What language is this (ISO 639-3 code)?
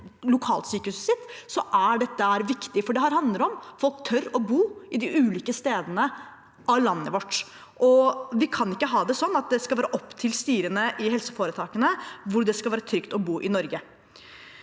nor